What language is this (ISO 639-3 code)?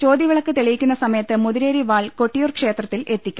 mal